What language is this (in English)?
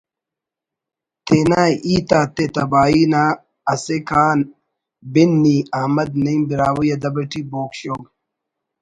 Brahui